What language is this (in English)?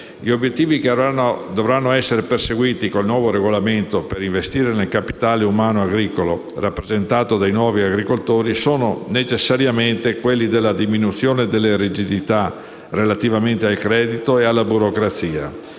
Italian